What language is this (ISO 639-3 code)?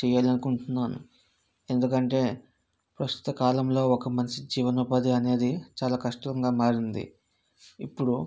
tel